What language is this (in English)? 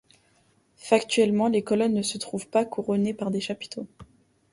French